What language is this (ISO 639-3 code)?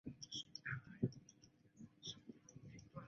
zho